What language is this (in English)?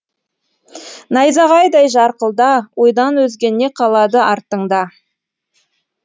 Kazakh